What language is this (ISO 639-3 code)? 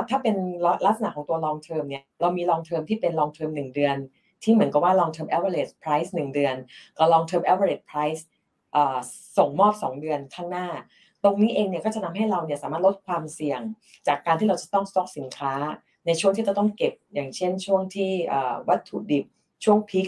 tha